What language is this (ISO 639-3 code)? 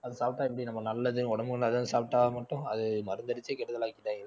tam